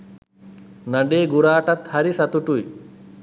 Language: Sinhala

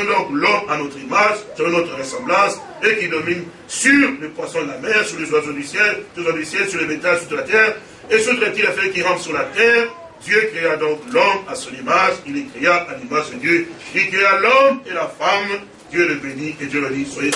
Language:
French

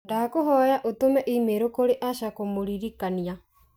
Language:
Kikuyu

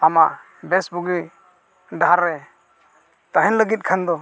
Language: Santali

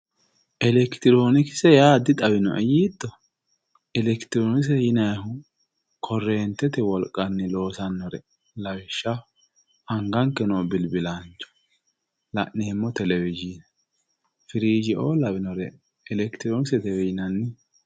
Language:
Sidamo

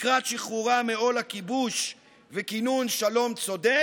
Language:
Hebrew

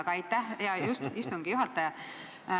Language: Estonian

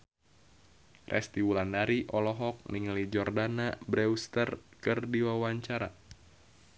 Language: Sundanese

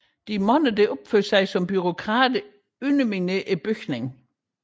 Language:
Danish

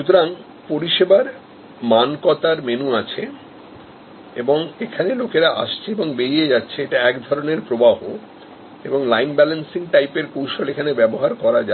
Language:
Bangla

